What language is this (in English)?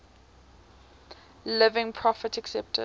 English